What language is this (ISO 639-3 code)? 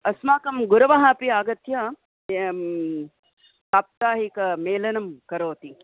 san